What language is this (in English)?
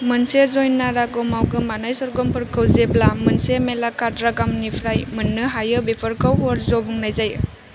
Bodo